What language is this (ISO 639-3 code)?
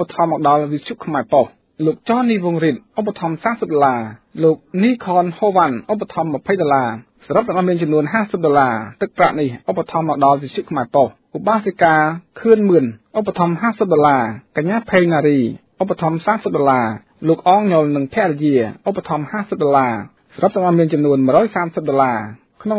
tha